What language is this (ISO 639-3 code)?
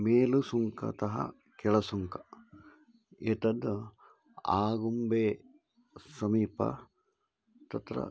san